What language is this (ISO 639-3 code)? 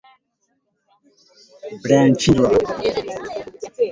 swa